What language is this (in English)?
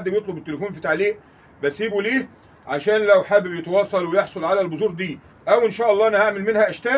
Arabic